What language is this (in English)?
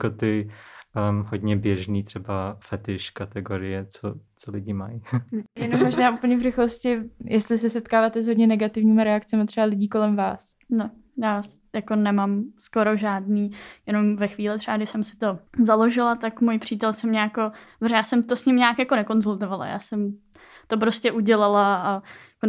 Czech